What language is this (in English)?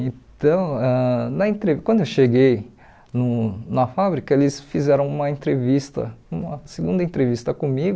Portuguese